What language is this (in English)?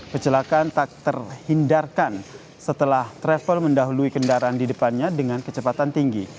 Indonesian